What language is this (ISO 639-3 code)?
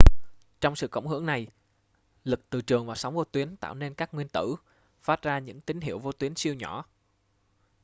vie